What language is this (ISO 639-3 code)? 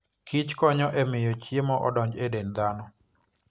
luo